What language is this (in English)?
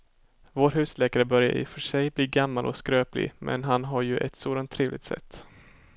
Swedish